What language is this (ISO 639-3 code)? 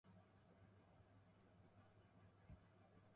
jpn